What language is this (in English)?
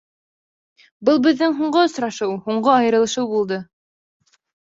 Bashkir